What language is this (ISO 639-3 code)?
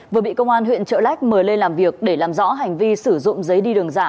vie